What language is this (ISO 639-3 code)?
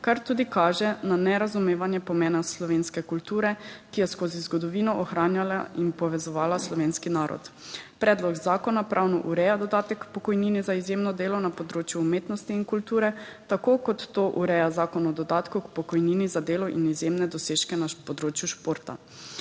slv